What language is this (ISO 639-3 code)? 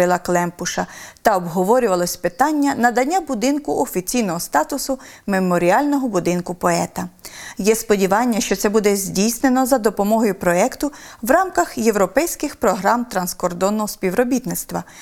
ukr